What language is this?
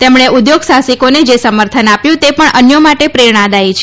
Gujarati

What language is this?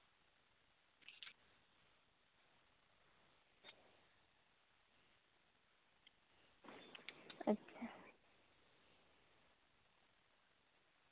Santali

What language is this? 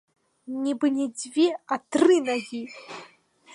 Belarusian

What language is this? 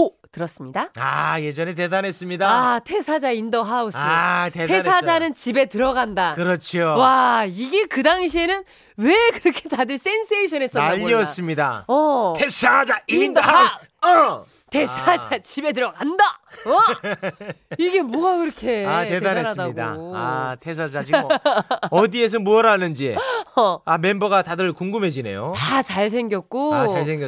Korean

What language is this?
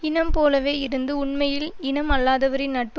Tamil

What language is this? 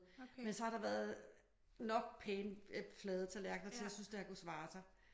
Danish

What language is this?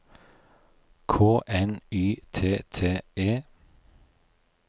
Norwegian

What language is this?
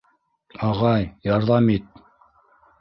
Bashkir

